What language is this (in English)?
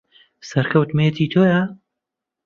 Central Kurdish